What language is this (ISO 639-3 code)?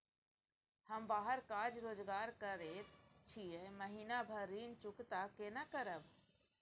mai